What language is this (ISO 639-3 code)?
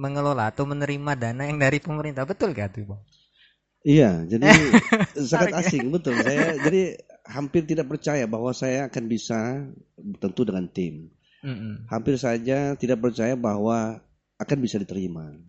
ind